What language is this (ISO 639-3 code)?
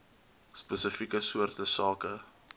afr